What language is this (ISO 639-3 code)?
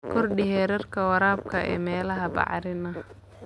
som